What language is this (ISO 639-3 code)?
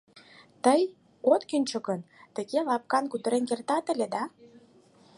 chm